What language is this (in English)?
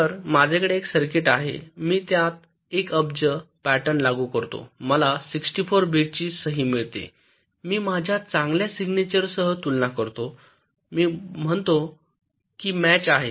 Marathi